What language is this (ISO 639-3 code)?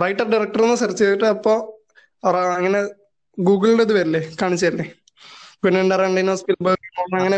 mal